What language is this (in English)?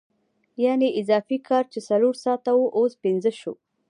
Pashto